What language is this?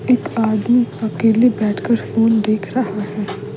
Hindi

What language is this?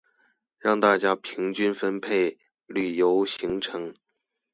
Chinese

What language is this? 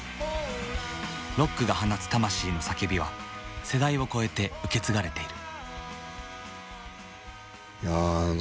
Japanese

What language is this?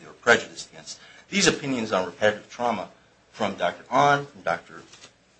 English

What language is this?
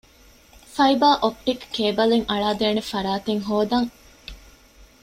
Divehi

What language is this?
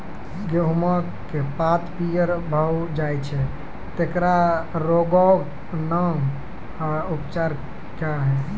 Maithili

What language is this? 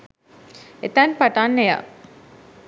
Sinhala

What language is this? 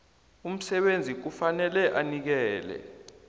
South Ndebele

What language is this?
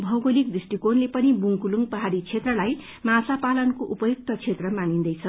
Nepali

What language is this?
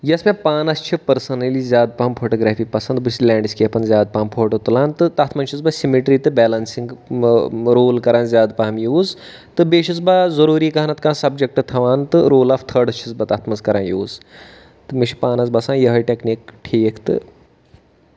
Kashmiri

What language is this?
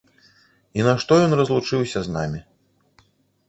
Belarusian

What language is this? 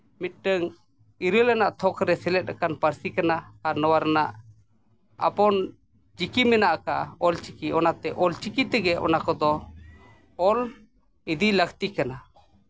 Santali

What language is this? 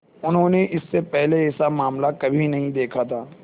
Hindi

